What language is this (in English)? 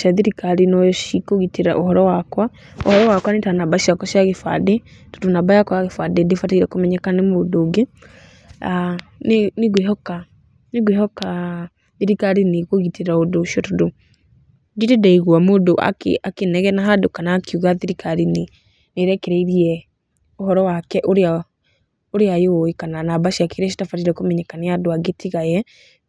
Kikuyu